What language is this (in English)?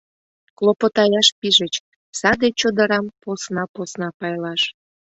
Mari